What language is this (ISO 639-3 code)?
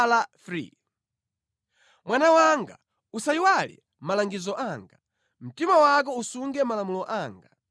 nya